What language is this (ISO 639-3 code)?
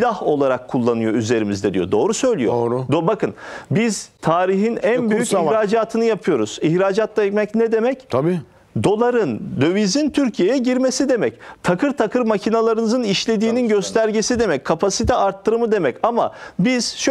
tur